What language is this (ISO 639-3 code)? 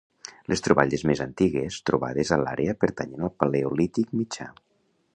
cat